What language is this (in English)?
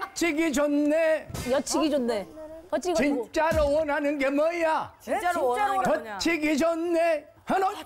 Korean